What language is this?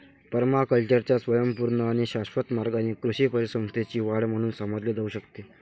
Marathi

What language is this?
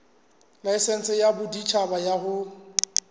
Southern Sotho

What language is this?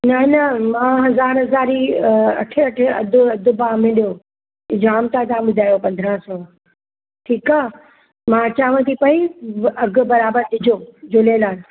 Sindhi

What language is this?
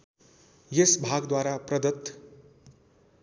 Nepali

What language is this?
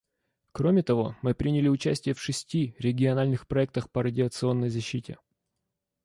Russian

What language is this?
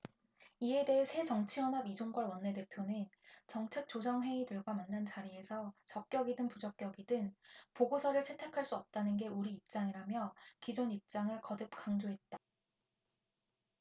Korean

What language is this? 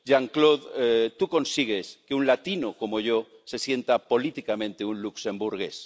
Spanish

